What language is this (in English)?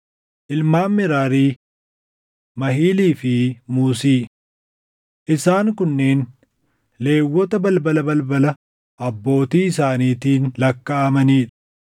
Oromo